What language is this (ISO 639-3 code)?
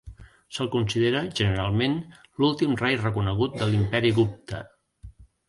cat